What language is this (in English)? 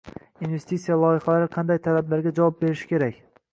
Uzbek